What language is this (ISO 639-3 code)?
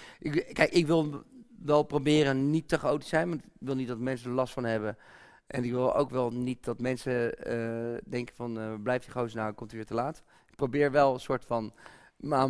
nld